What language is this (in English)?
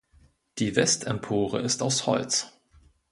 German